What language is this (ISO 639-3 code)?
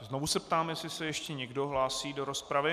ces